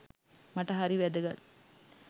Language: Sinhala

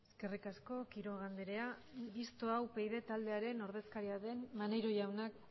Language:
Basque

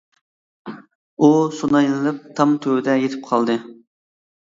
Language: Uyghur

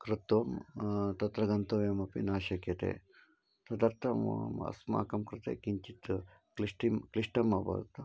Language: Sanskrit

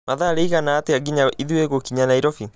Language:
Kikuyu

